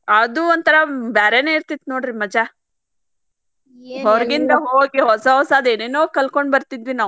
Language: Kannada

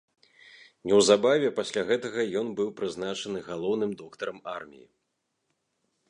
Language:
Belarusian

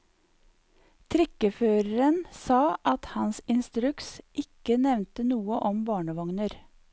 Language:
Norwegian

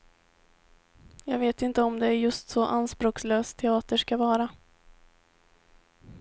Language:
Swedish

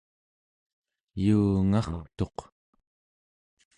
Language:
Central Yupik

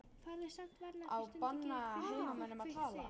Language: Icelandic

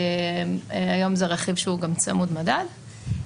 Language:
Hebrew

